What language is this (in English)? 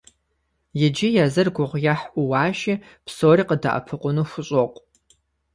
Kabardian